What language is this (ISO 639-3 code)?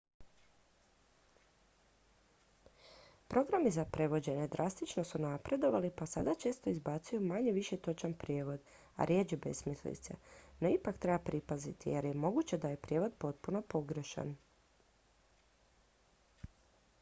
hrv